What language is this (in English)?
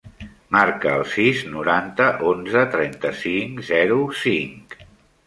Catalan